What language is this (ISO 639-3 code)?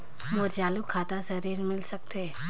hne